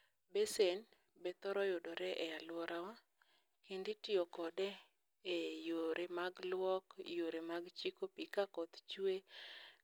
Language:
Luo (Kenya and Tanzania)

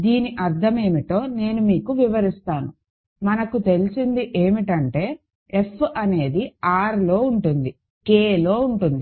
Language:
Telugu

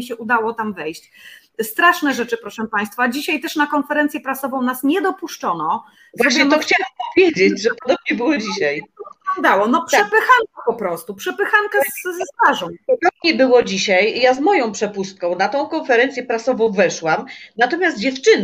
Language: Polish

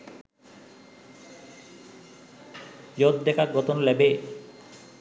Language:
Sinhala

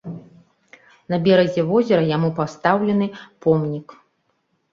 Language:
Belarusian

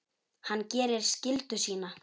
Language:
Icelandic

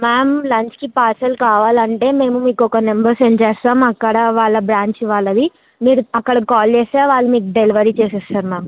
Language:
Telugu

